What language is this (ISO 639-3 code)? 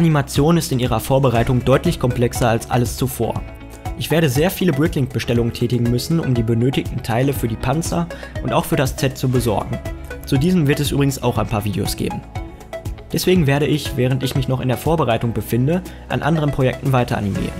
deu